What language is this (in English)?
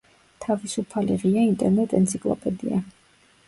Georgian